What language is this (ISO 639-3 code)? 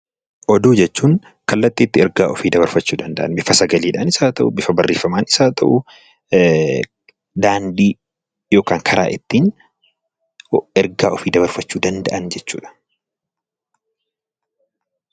orm